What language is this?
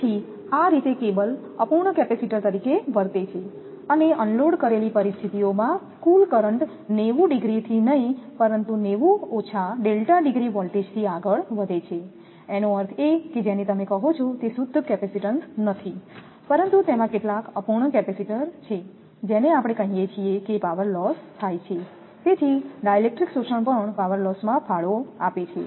Gujarati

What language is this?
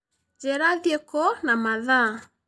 Kikuyu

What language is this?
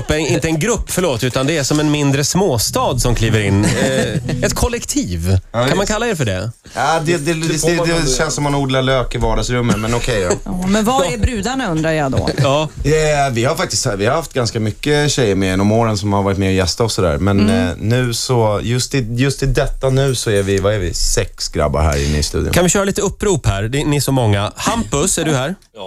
Swedish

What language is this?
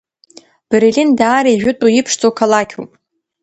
Abkhazian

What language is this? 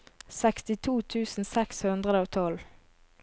Norwegian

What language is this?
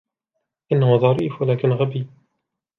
Arabic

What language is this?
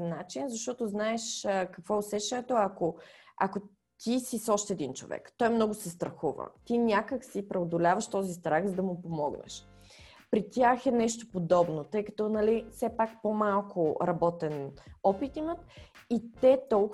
Bulgarian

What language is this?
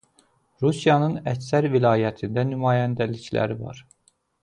Azerbaijani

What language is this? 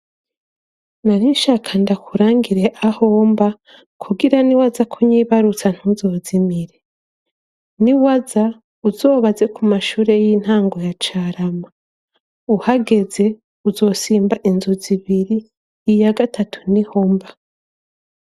Rundi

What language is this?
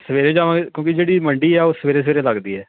Punjabi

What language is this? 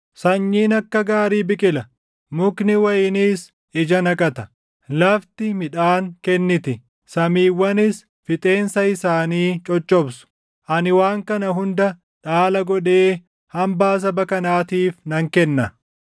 Oromo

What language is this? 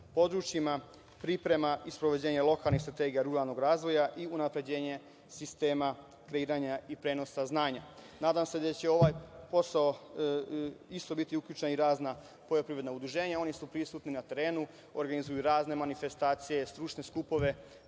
Serbian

